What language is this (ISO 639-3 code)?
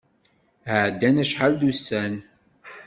kab